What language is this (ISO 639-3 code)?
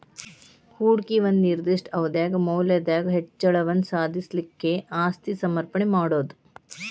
kan